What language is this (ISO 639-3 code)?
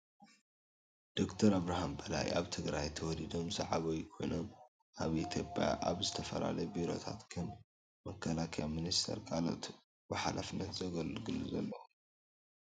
tir